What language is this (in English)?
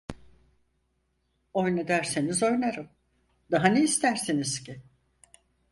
Turkish